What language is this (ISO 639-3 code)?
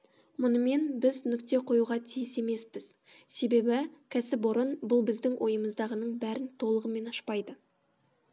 kaz